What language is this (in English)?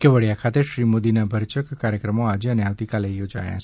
Gujarati